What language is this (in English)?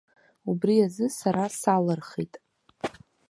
Abkhazian